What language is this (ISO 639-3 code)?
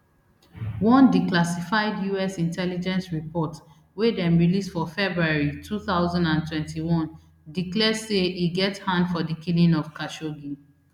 pcm